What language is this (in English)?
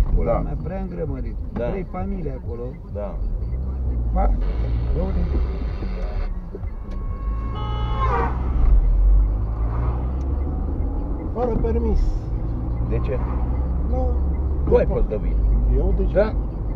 Romanian